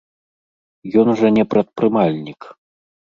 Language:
Belarusian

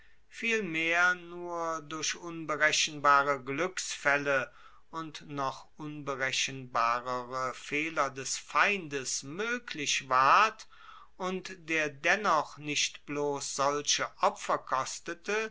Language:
German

